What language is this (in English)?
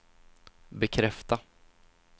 Swedish